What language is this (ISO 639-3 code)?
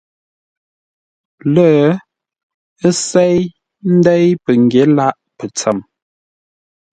nla